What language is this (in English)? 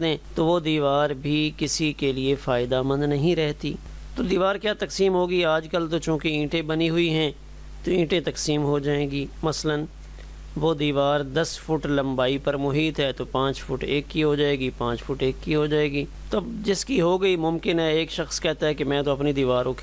Hindi